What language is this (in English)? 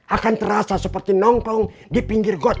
Indonesian